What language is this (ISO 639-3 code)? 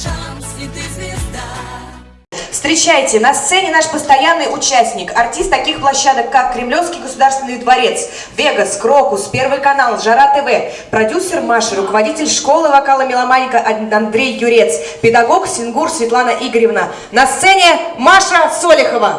rus